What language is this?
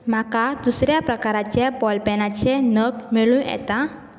Konkani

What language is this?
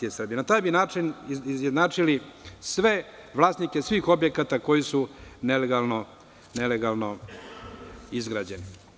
Serbian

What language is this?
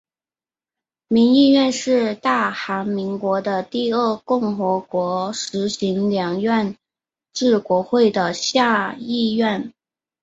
Chinese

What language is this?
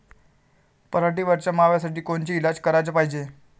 Marathi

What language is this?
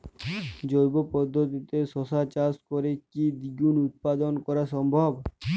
Bangla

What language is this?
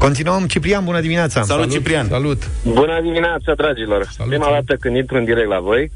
Romanian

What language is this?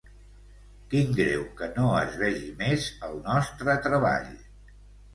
Catalan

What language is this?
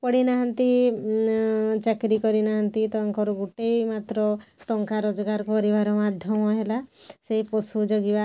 Odia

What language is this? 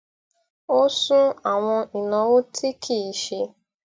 Yoruba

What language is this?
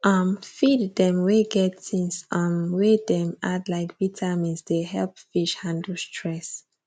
Nigerian Pidgin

